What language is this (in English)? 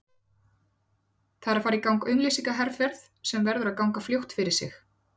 Icelandic